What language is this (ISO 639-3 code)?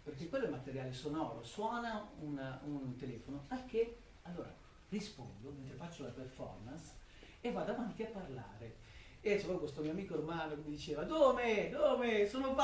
ita